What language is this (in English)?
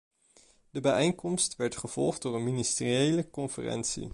Dutch